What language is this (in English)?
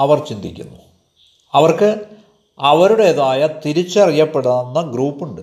Malayalam